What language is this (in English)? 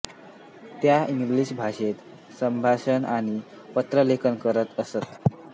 Marathi